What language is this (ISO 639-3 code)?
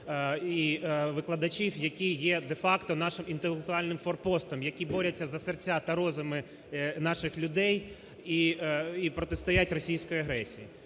ukr